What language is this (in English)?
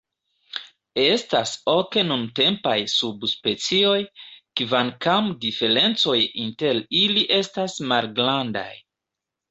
Esperanto